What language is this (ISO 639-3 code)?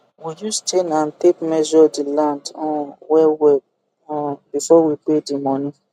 pcm